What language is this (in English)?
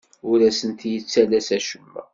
Kabyle